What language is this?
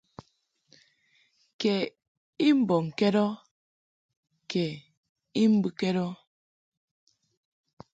Mungaka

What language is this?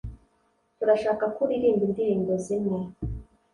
Kinyarwanda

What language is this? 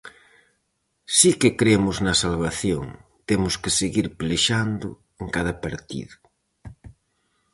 Galician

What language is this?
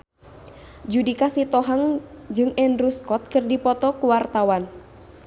Sundanese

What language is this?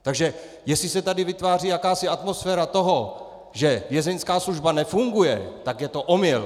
Czech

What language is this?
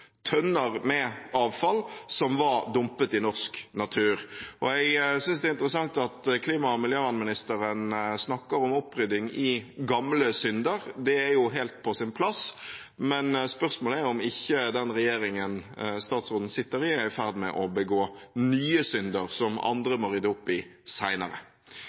Norwegian Bokmål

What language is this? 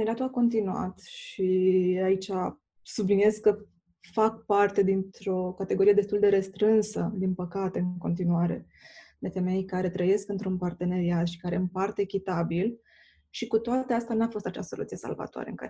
Romanian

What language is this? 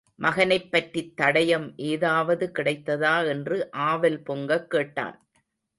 Tamil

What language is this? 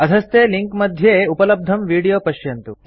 Sanskrit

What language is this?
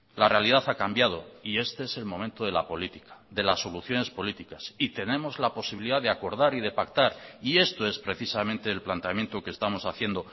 Spanish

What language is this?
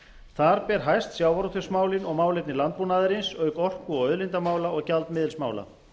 Icelandic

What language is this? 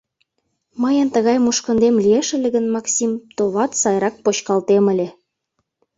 Mari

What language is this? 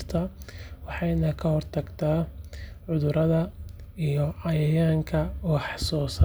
Somali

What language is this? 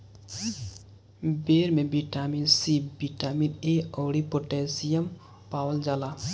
Bhojpuri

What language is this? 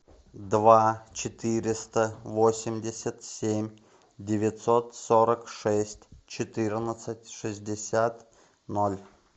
Russian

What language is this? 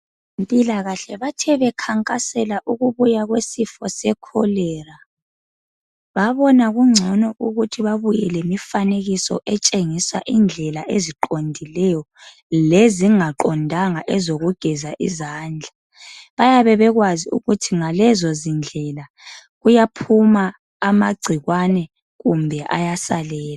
North Ndebele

